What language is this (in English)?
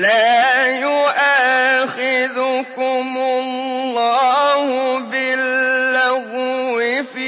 Arabic